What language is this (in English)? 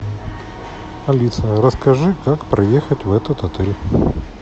Russian